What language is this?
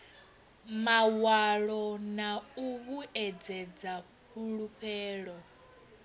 Venda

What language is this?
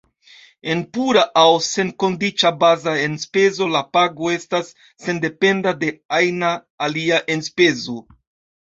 Esperanto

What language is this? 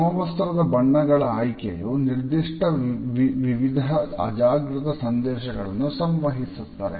Kannada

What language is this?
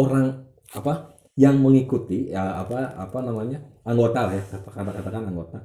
Indonesian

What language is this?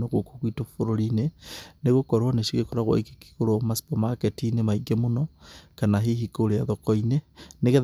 Kikuyu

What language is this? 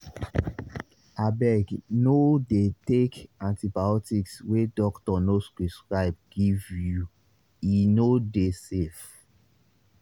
Nigerian Pidgin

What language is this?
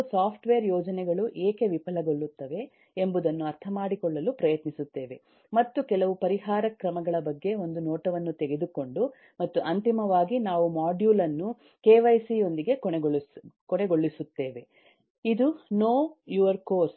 Kannada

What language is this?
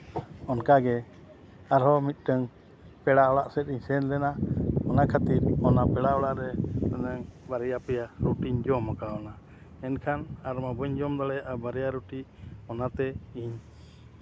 Santali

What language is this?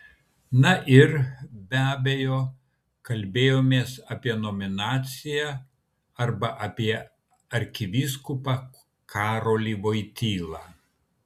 Lithuanian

